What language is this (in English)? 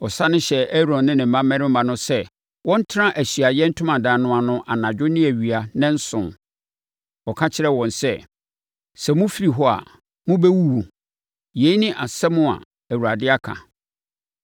Akan